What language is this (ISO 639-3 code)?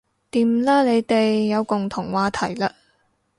yue